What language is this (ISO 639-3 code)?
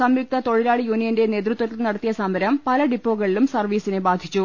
mal